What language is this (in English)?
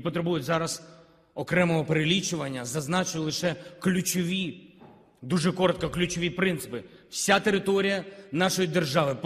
Ukrainian